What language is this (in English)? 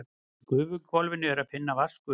Icelandic